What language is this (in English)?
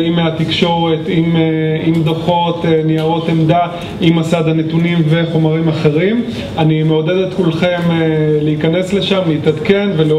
Hebrew